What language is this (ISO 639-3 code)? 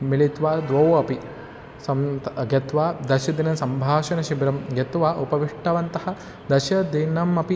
san